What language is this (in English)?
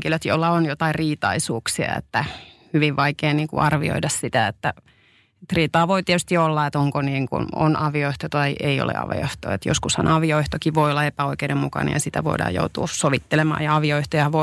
Finnish